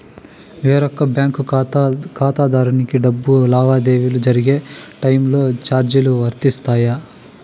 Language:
Telugu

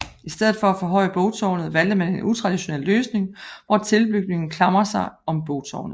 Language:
Danish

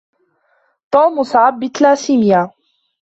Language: Arabic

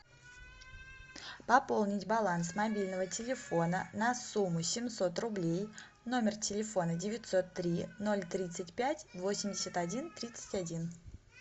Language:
Russian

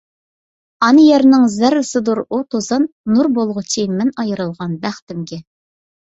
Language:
Uyghur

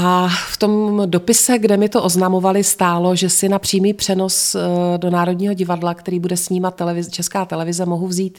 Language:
Czech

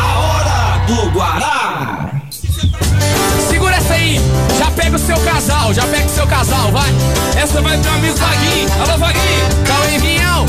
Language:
Portuguese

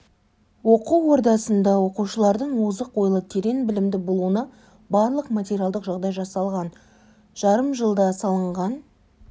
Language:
Kazakh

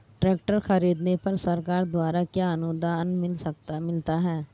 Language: Hindi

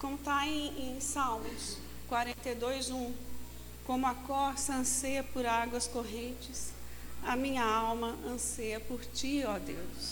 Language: Portuguese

